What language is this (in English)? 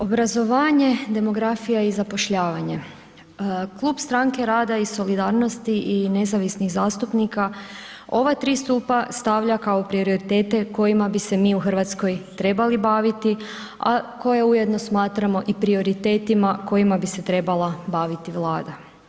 Croatian